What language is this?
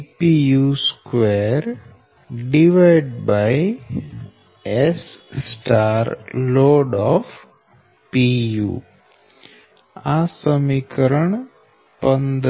Gujarati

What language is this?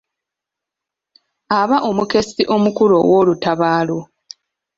Ganda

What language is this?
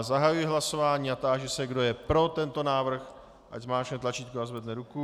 Czech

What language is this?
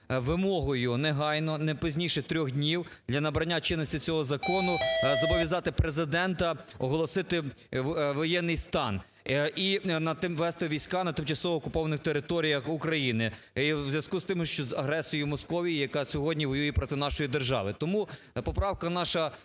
Ukrainian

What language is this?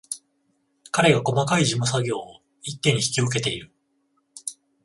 Japanese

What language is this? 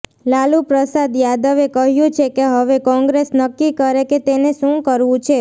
Gujarati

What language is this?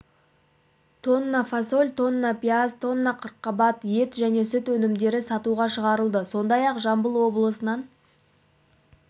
Kazakh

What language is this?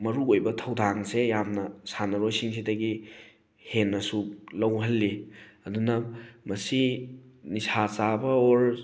Manipuri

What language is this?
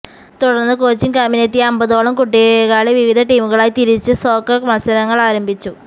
Malayalam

